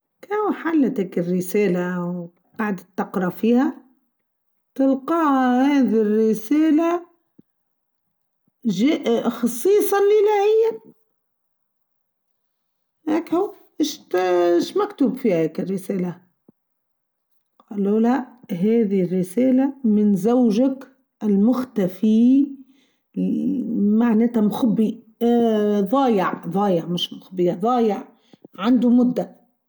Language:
Tunisian Arabic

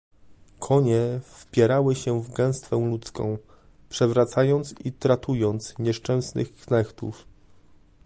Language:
Polish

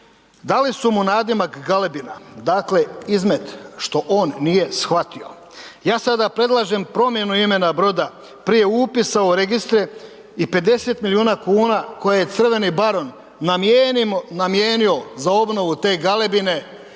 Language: Croatian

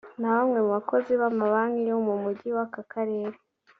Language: Kinyarwanda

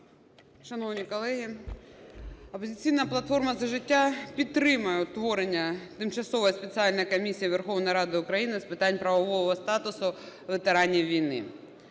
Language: Ukrainian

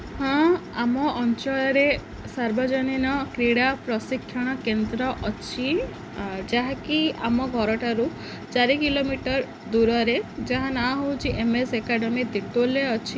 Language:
Odia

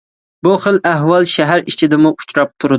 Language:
Uyghur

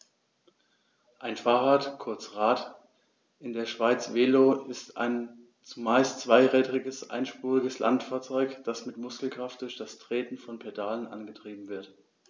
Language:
German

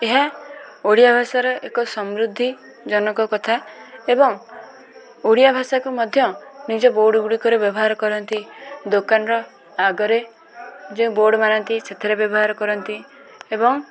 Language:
Odia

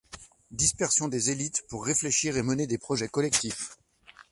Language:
French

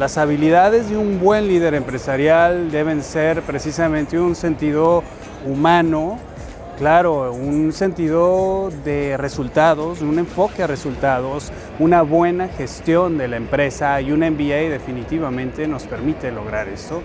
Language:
Spanish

